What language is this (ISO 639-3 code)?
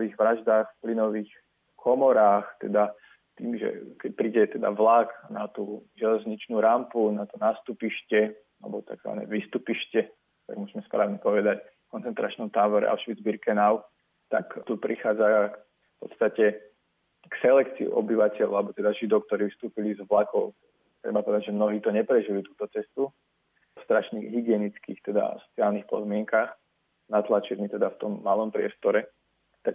slk